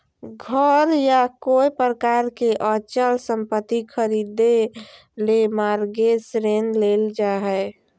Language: Magahi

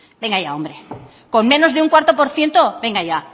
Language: Spanish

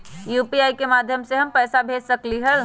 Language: Magahi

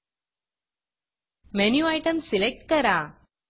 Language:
Marathi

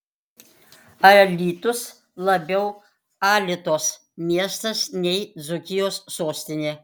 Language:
Lithuanian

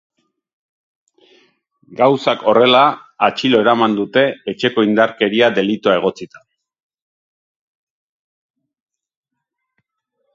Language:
Basque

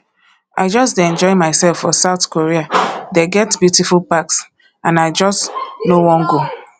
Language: Nigerian Pidgin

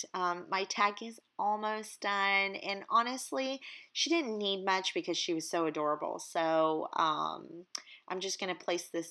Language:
English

